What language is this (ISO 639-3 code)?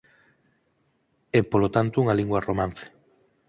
glg